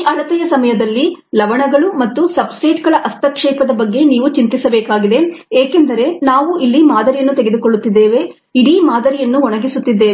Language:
Kannada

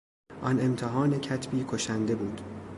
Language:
Persian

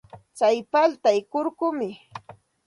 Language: Santa Ana de Tusi Pasco Quechua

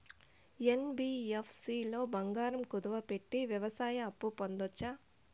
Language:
Telugu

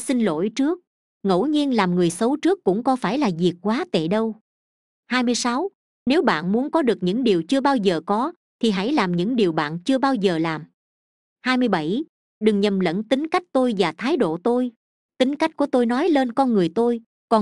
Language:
Vietnamese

